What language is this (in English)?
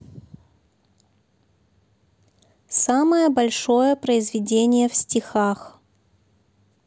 Russian